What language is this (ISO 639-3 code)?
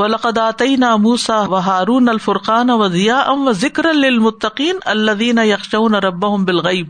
urd